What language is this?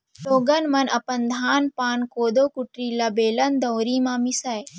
Chhattisgarhi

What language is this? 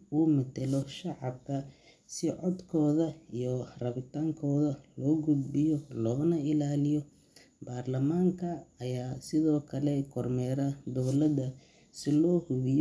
Somali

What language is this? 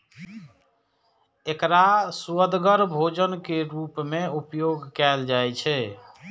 Maithili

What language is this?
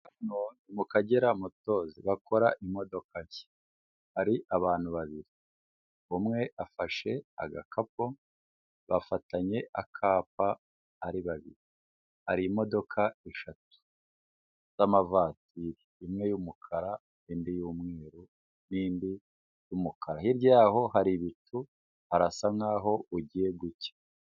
Kinyarwanda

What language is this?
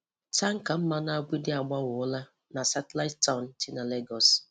Igbo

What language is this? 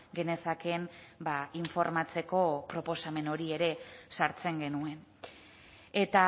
Basque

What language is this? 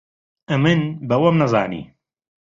Central Kurdish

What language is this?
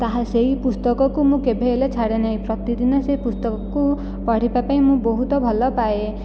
Odia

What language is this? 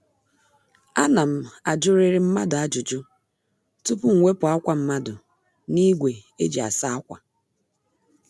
Igbo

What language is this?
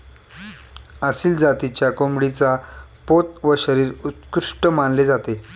Marathi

